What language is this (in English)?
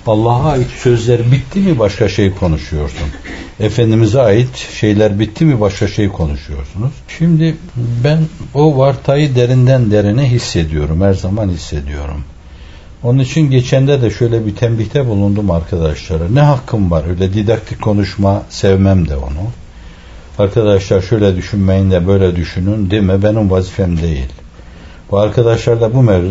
Turkish